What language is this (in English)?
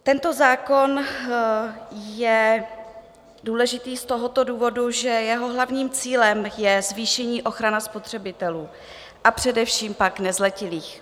Czech